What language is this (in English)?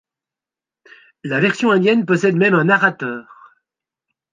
French